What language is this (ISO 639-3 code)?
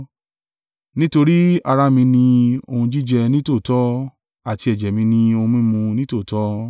yor